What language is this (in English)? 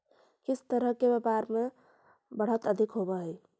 Magahi